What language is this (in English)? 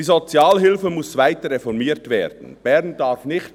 Swiss German